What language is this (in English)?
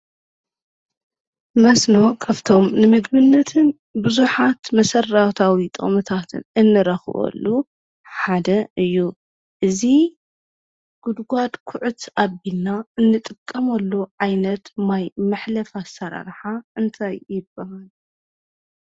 Tigrinya